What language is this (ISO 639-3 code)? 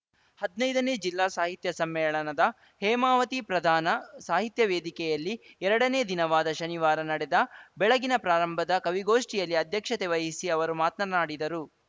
kan